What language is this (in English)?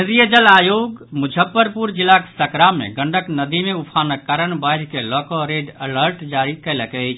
Maithili